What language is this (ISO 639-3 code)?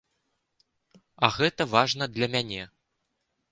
bel